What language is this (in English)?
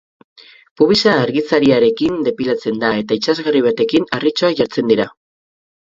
Basque